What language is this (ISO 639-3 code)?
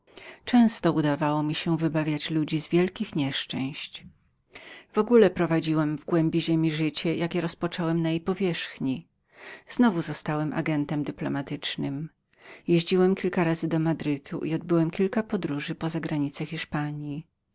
pol